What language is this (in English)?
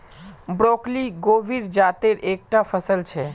Magahi